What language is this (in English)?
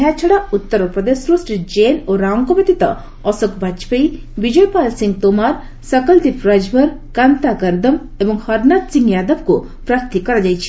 Odia